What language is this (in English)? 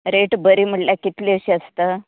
Konkani